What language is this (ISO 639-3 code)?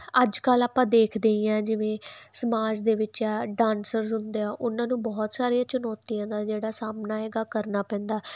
pan